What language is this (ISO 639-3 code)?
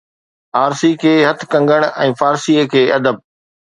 snd